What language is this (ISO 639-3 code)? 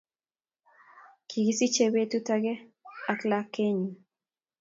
kln